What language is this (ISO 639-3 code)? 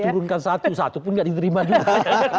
ind